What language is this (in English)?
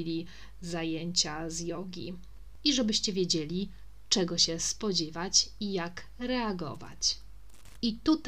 Polish